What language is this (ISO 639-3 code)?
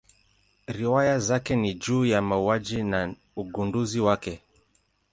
swa